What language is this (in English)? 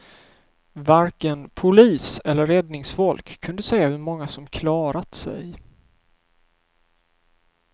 Swedish